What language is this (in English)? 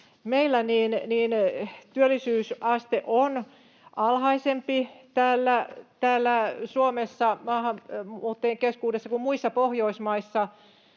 Finnish